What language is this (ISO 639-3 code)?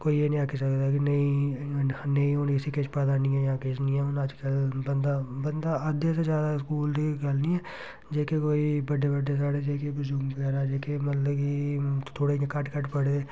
doi